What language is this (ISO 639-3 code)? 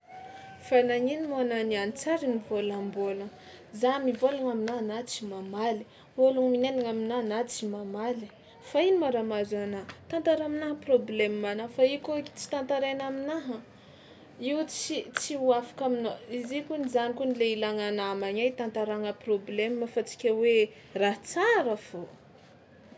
xmw